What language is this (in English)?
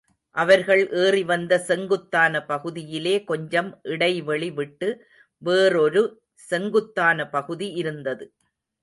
Tamil